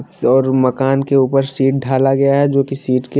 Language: Hindi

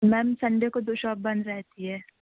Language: Urdu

